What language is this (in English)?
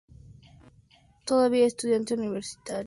Spanish